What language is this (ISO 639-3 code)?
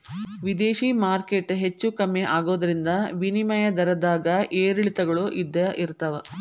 kan